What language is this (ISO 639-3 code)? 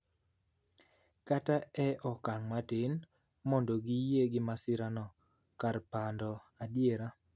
luo